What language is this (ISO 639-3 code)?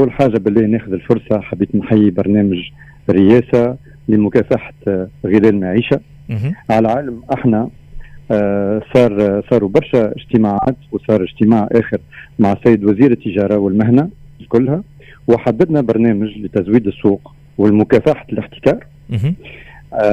ara